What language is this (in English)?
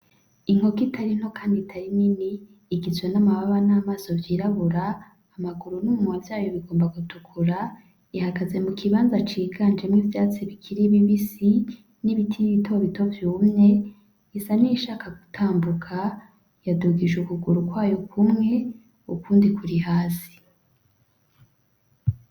Rundi